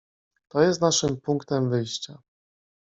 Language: Polish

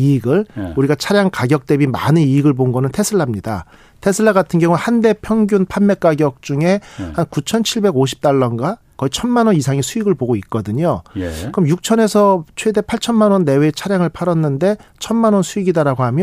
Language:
Korean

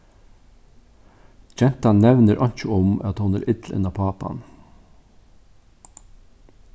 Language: Faroese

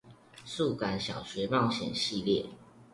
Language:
Chinese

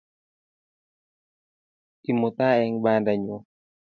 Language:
Kalenjin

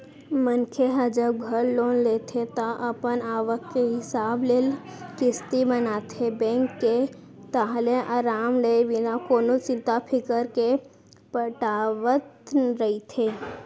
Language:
Chhattisgarhi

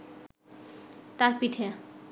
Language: Bangla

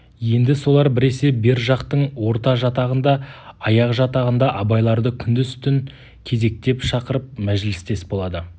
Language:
Kazakh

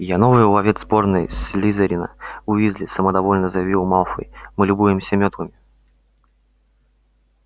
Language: Russian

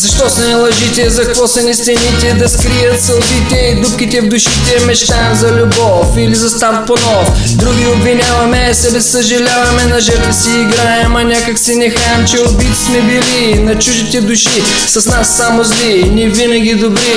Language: Bulgarian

